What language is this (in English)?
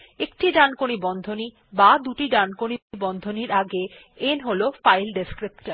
Bangla